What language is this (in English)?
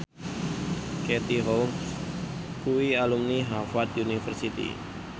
Javanese